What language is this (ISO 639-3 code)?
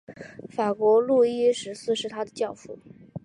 zho